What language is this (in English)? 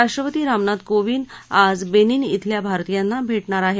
Marathi